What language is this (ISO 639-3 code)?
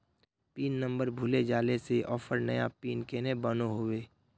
mag